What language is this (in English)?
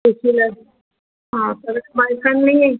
Marathi